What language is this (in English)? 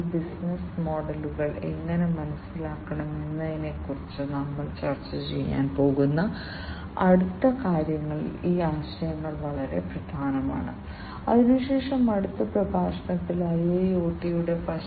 Malayalam